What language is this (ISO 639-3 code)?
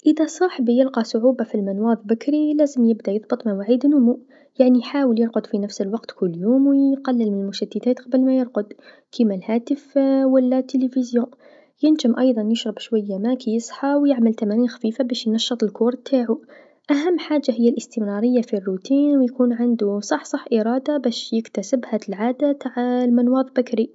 aeb